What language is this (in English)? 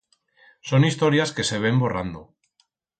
Aragonese